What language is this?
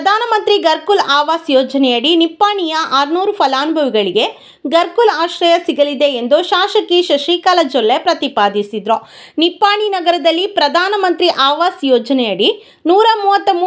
Kannada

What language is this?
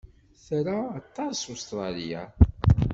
Kabyle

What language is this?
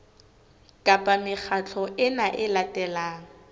Southern Sotho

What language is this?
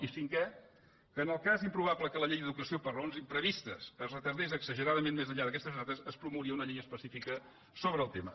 Catalan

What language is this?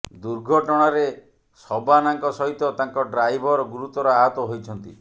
Odia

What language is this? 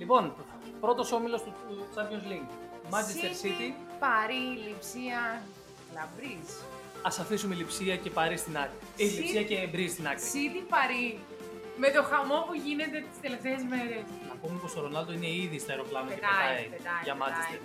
Greek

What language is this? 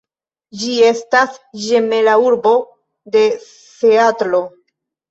Esperanto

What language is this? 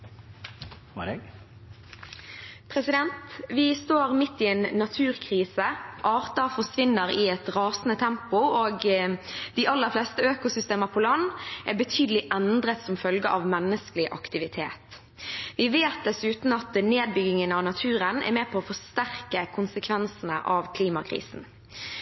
Norwegian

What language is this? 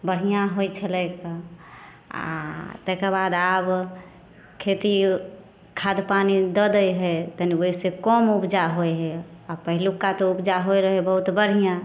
Maithili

